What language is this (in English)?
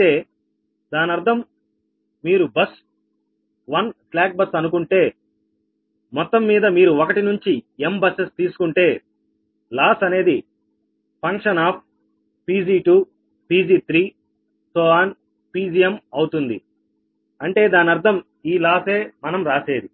Telugu